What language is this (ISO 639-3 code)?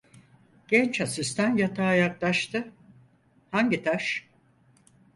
tur